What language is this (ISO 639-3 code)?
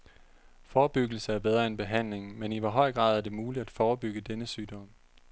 dan